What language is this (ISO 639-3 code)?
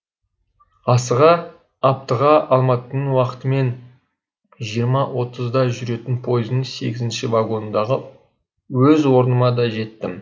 kaz